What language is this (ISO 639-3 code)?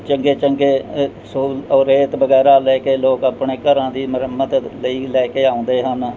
pan